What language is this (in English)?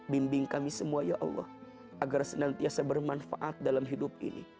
Indonesian